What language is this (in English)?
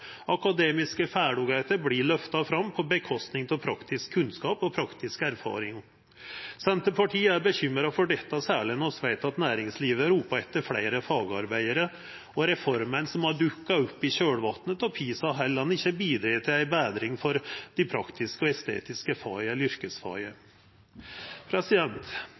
Norwegian Nynorsk